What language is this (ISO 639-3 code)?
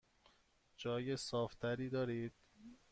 fas